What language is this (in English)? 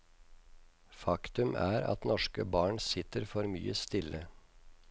Norwegian